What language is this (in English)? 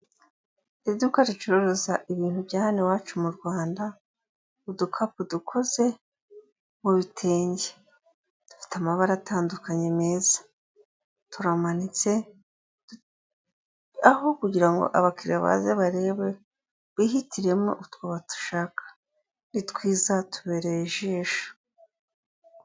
Kinyarwanda